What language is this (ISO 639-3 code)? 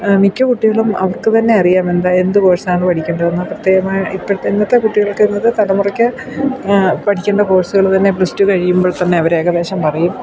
mal